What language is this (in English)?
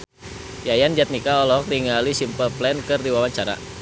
Sundanese